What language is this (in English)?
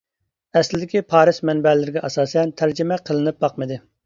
Uyghur